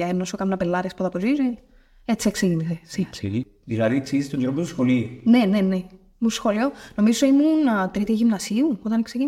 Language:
Greek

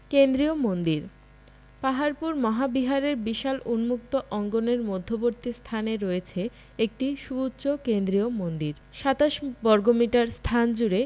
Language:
Bangla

